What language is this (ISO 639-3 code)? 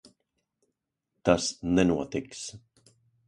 lav